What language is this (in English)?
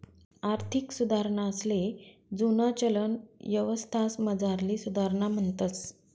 Marathi